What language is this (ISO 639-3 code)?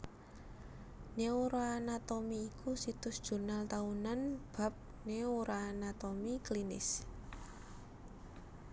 jav